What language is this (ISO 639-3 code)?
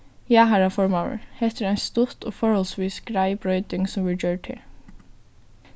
fao